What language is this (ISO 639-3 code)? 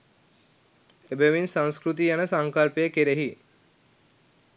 sin